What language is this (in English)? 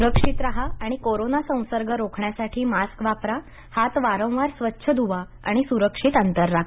Marathi